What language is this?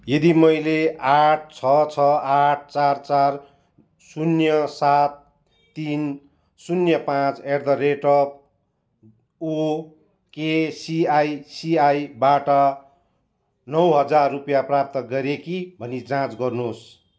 Nepali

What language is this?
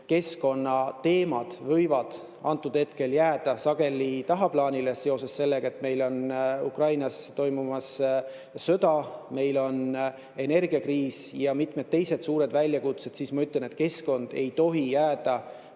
Estonian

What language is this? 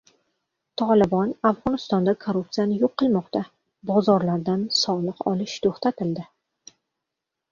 Uzbek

